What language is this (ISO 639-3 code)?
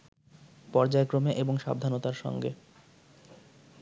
ben